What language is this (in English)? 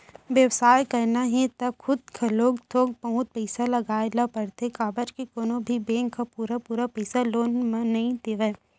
Chhattisgarhi